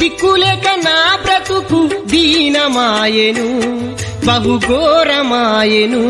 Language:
Telugu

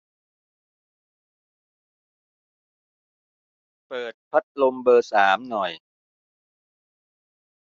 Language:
Thai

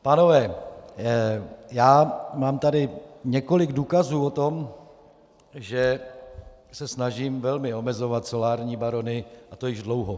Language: Czech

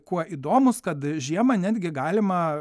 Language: Lithuanian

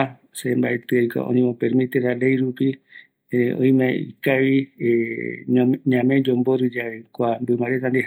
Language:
Eastern Bolivian Guaraní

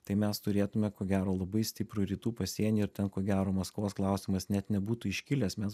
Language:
Lithuanian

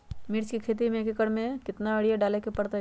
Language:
Magahi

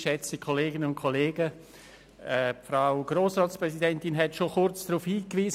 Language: Swiss German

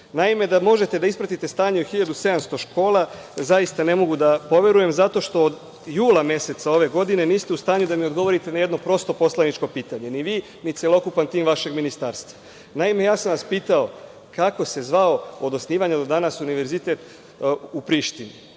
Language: Serbian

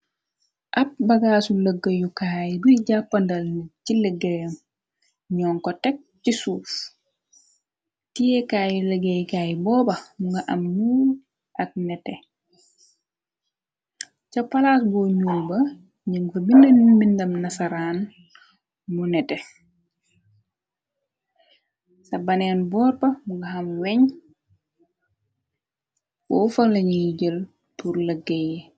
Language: Wolof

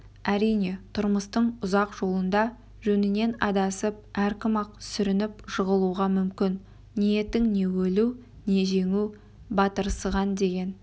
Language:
Kazakh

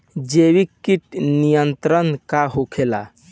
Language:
Bhojpuri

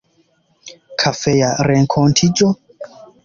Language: Esperanto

